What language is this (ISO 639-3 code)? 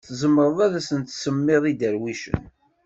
kab